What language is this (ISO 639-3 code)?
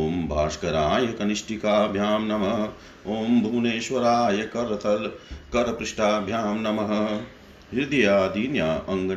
hin